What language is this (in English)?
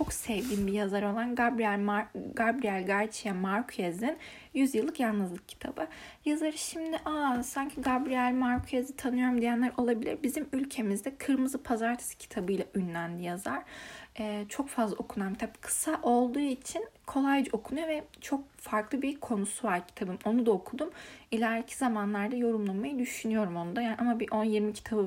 Turkish